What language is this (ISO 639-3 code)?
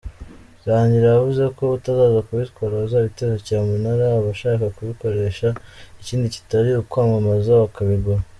kin